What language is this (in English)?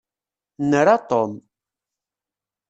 Kabyle